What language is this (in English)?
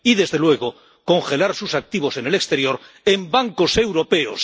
Spanish